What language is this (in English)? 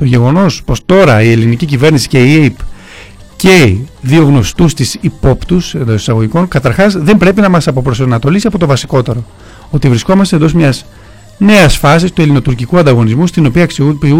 Greek